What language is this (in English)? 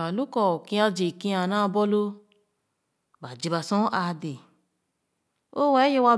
Khana